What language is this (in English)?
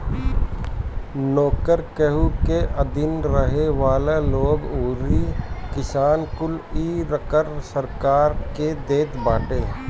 Bhojpuri